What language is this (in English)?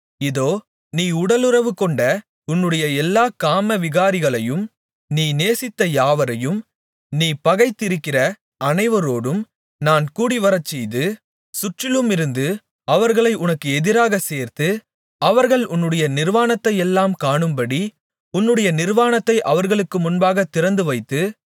Tamil